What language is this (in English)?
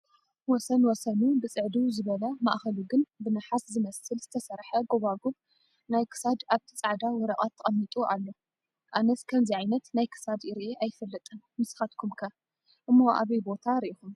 Tigrinya